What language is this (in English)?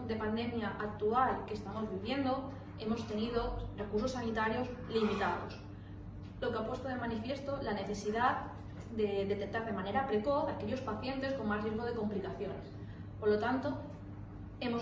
Spanish